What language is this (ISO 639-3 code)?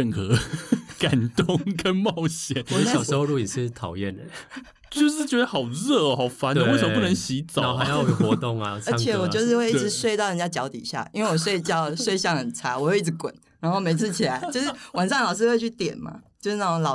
zho